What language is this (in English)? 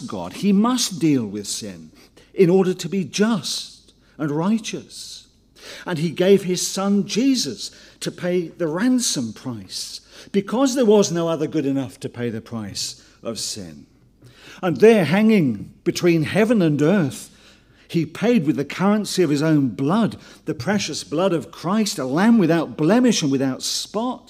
English